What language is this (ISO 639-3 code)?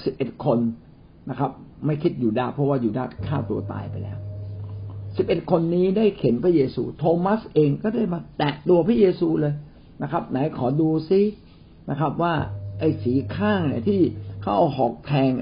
tha